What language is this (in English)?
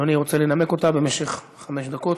Hebrew